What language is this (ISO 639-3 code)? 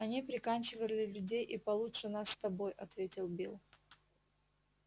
rus